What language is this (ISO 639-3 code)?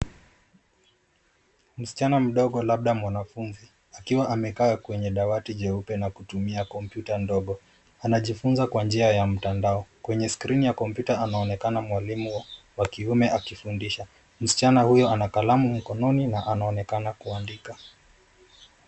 swa